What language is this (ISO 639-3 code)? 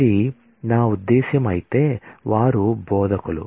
tel